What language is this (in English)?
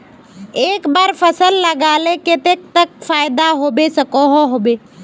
Magahi